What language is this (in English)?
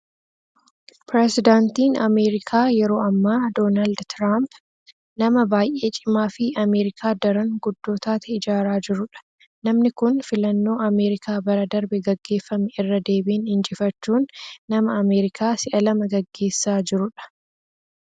Oromo